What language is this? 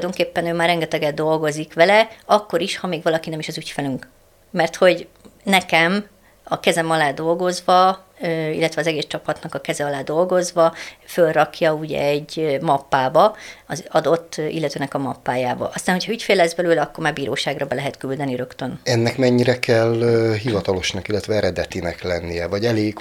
Hungarian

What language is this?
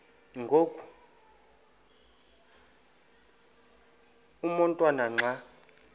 Xhosa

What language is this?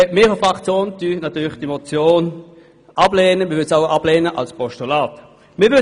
Swiss German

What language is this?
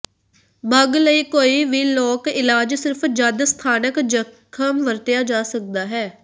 Punjabi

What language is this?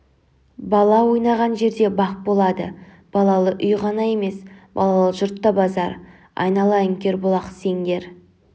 Kazakh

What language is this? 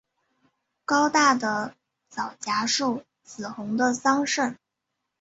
Chinese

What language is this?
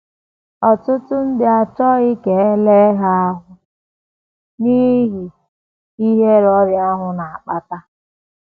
Igbo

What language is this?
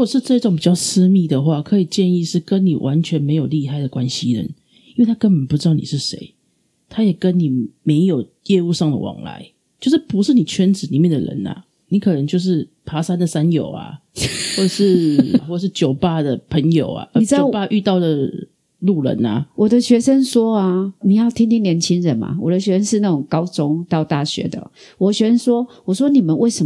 Chinese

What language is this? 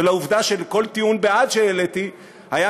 Hebrew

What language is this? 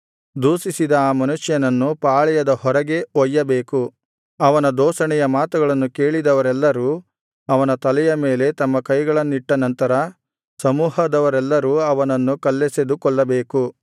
Kannada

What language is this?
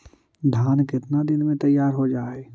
Magahi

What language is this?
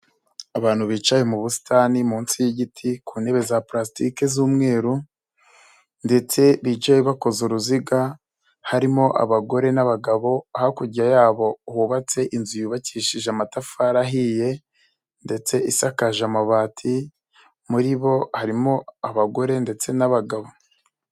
Kinyarwanda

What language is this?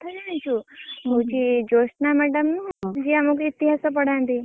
Odia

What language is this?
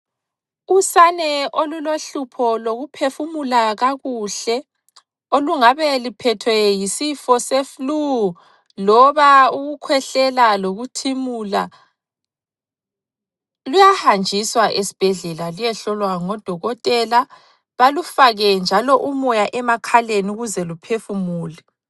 North Ndebele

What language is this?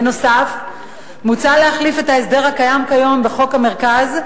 Hebrew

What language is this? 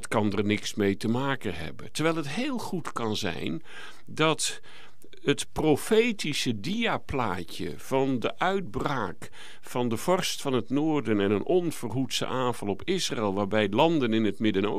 Dutch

